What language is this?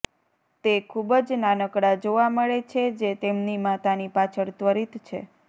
Gujarati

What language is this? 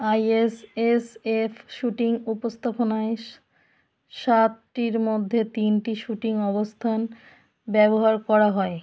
Bangla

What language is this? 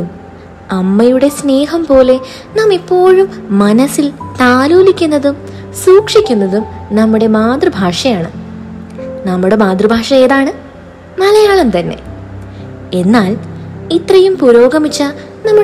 Malayalam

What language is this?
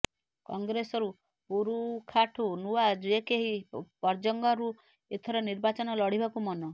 Odia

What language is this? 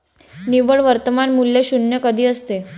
Marathi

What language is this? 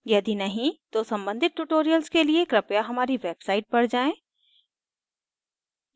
Hindi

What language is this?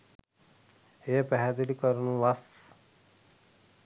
Sinhala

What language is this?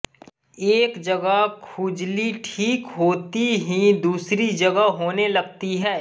Hindi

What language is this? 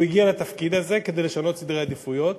Hebrew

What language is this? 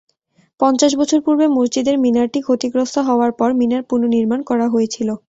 Bangla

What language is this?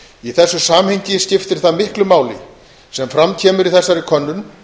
Icelandic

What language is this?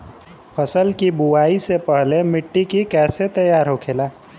Bhojpuri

